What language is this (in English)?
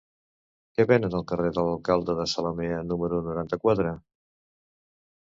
Catalan